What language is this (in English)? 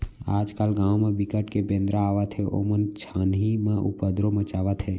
Chhattisgarhi